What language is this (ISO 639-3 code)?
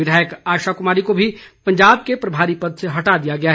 hin